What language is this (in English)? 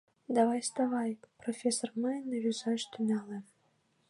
Mari